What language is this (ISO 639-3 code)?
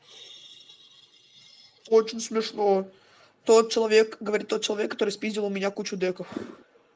rus